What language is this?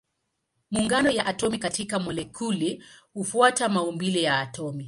Swahili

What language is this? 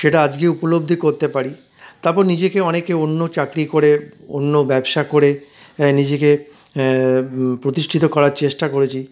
Bangla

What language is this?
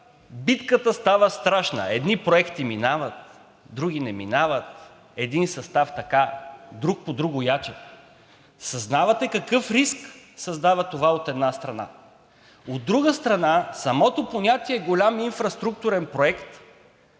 Bulgarian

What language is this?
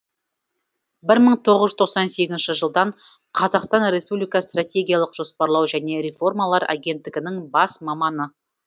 Kazakh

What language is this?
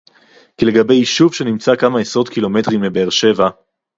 Hebrew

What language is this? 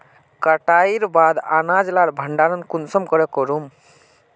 Magahi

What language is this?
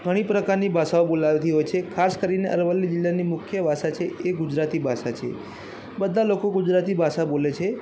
Gujarati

